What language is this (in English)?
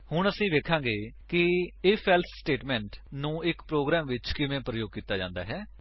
Punjabi